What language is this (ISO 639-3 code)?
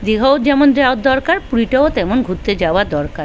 ben